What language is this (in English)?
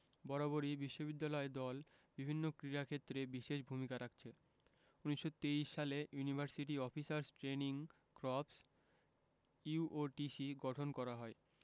Bangla